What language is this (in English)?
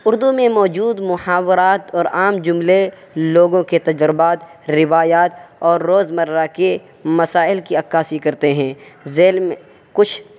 Urdu